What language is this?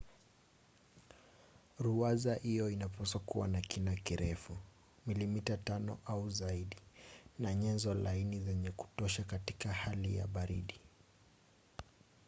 Swahili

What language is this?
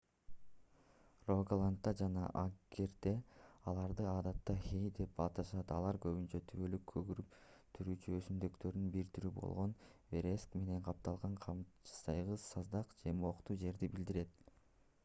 Kyrgyz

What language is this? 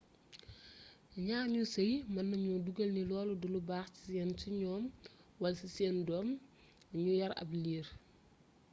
Wolof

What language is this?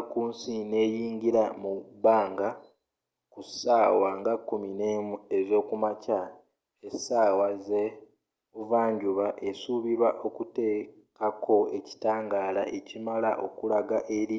Ganda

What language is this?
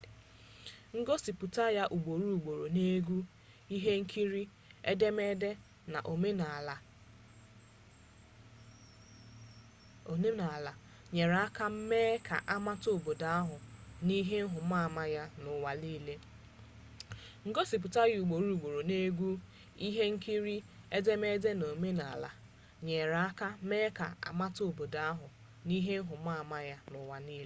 Igbo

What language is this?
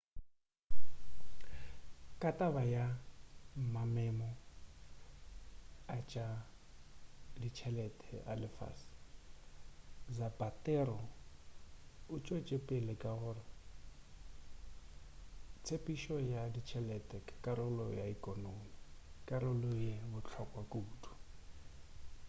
Northern Sotho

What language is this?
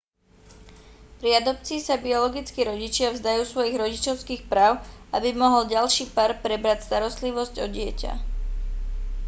Slovak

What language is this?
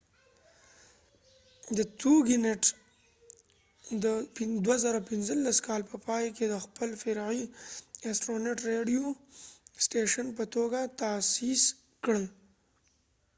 Pashto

